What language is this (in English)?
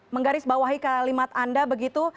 Indonesian